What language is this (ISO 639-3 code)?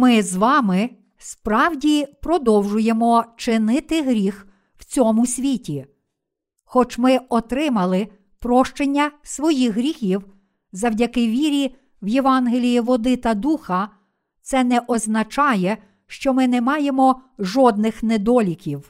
ukr